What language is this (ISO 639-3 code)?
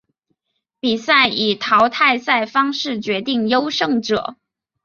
zho